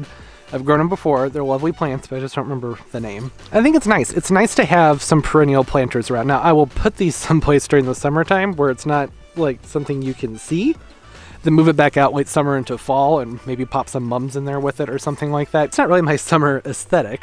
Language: English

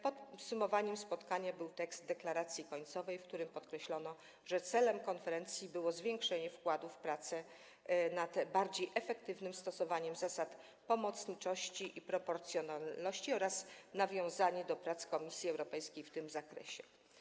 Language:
Polish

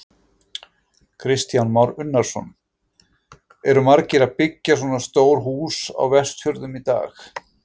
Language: Icelandic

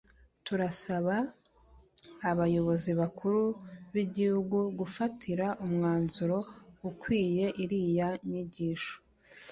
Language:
Kinyarwanda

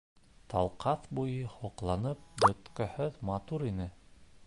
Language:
Bashkir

